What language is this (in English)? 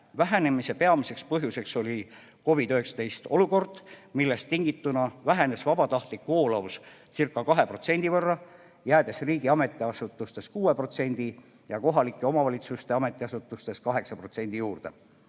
Estonian